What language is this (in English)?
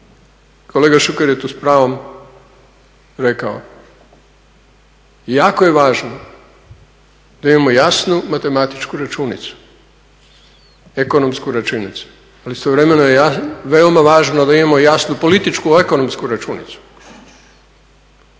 Croatian